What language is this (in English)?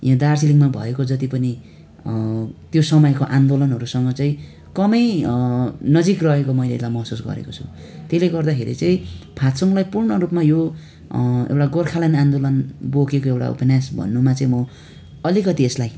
Nepali